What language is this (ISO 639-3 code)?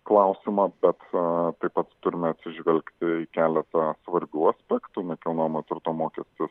lit